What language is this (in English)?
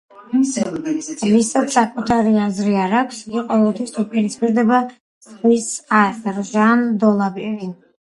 Georgian